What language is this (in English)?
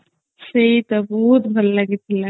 Odia